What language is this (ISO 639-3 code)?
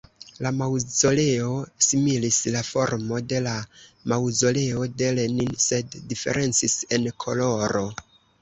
epo